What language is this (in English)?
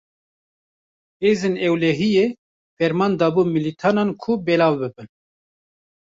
Kurdish